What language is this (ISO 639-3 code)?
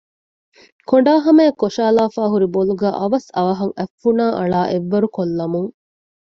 div